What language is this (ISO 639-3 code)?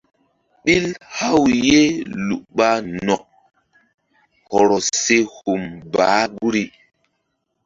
mdd